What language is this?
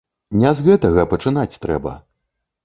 Belarusian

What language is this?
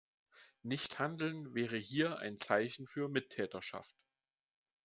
German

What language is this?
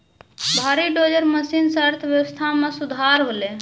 Maithili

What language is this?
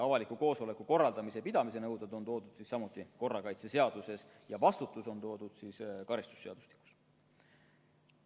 Estonian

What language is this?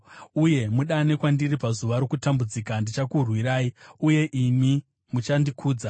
Shona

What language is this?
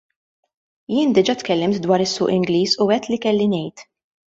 Maltese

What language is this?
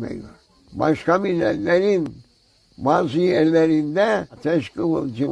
Turkish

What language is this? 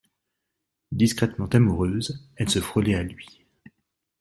French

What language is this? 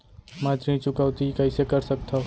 Chhattisgarhi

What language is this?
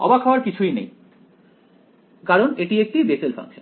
Bangla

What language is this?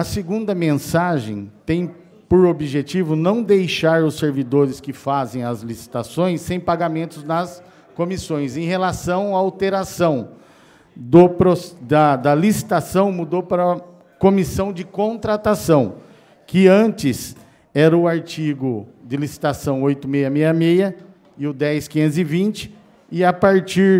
Portuguese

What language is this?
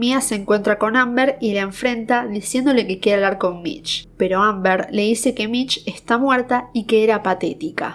Spanish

